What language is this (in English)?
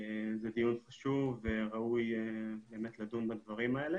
Hebrew